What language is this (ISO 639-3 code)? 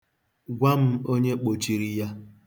ibo